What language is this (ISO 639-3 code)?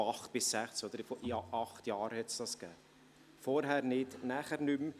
gsw